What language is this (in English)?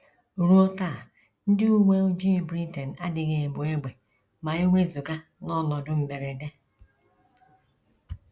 Igbo